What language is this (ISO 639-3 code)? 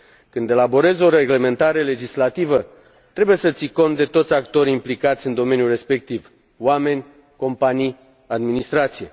ron